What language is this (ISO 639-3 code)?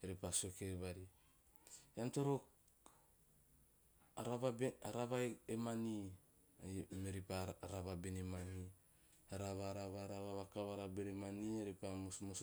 tio